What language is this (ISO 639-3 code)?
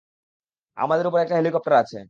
ben